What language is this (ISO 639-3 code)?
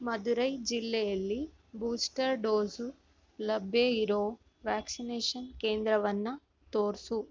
kan